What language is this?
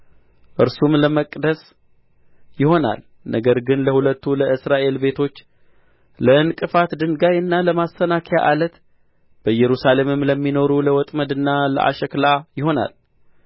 Amharic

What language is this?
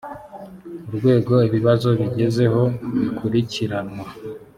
Kinyarwanda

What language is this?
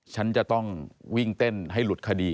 Thai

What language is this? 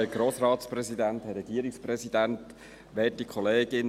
Swiss German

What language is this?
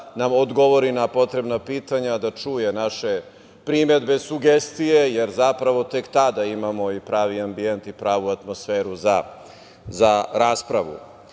Serbian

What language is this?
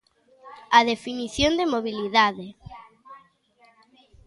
Galician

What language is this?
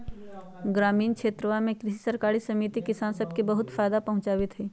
Magahi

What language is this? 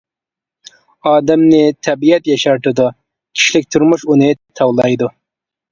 Uyghur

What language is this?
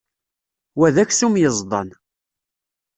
Kabyle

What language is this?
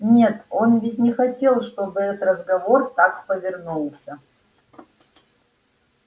Russian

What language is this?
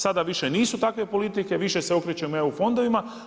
Croatian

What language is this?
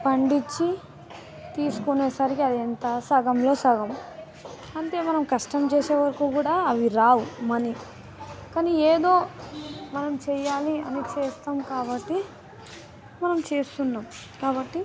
Telugu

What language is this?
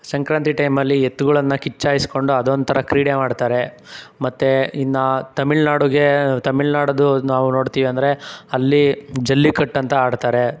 Kannada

